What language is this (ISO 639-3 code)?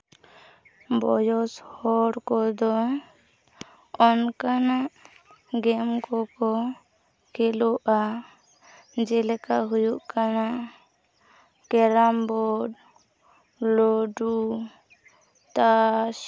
sat